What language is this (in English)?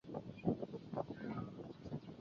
Chinese